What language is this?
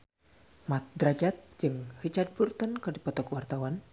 Sundanese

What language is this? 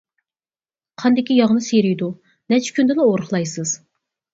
Uyghur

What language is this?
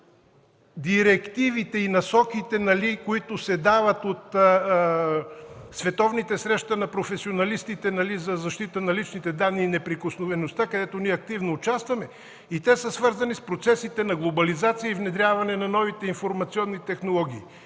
Bulgarian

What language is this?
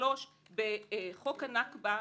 Hebrew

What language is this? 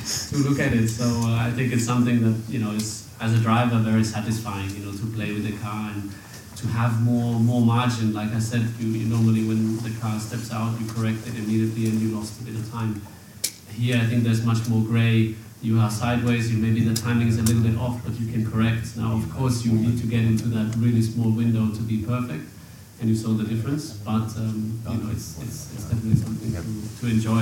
Swedish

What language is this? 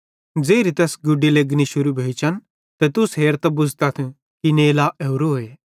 Bhadrawahi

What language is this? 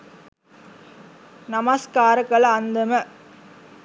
Sinhala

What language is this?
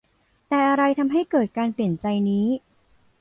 Thai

